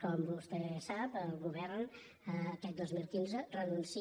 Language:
Catalan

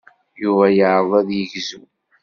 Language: Kabyle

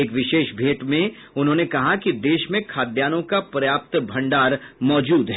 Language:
Hindi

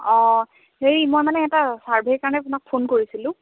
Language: Assamese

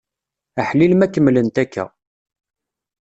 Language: Kabyle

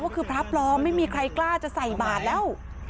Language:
Thai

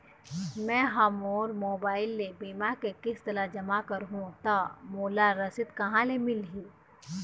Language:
Chhattisgarhi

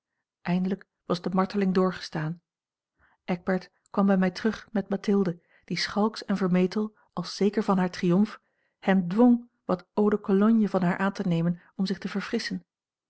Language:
Dutch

